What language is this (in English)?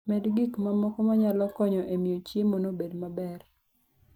Luo (Kenya and Tanzania)